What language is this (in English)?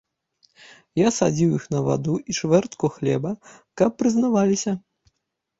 Belarusian